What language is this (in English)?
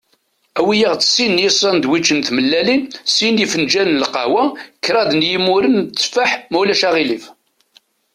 Kabyle